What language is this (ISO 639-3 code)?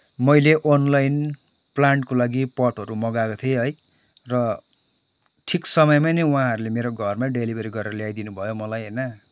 nep